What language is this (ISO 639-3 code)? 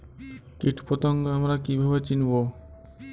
ben